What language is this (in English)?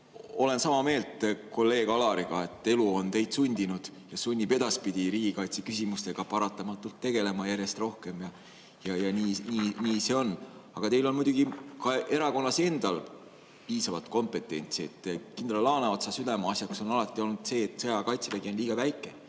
Estonian